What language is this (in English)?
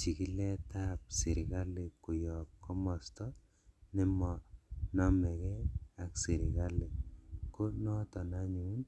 Kalenjin